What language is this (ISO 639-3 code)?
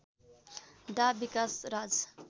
nep